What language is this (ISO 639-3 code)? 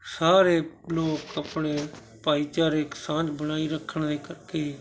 pan